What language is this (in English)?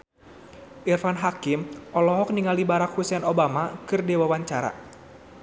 Sundanese